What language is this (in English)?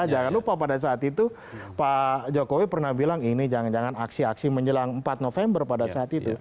Indonesian